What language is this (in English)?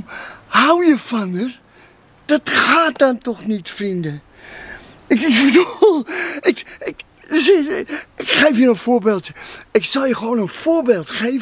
Dutch